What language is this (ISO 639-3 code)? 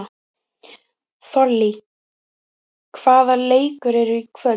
isl